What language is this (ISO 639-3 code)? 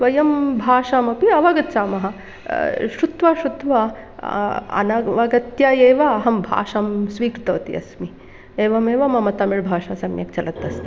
san